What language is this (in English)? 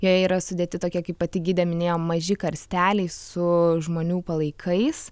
Lithuanian